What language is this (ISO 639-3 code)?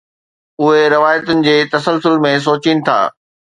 snd